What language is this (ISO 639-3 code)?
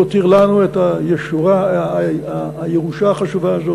heb